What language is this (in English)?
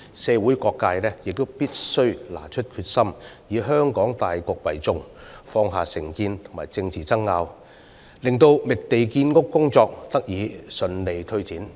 Cantonese